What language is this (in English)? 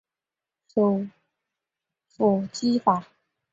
Chinese